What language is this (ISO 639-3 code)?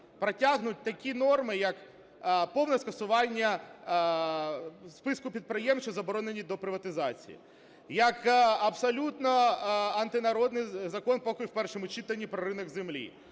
ukr